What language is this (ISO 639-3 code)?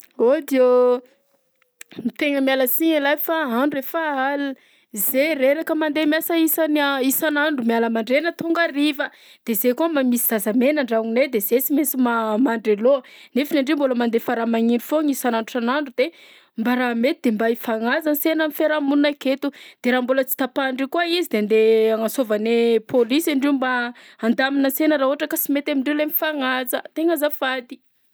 bzc